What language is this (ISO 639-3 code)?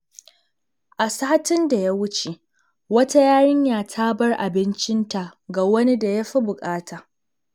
hau